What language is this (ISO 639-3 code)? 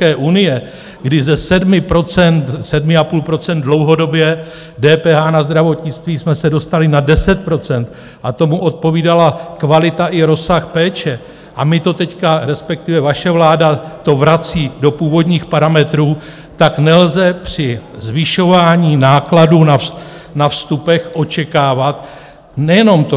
ces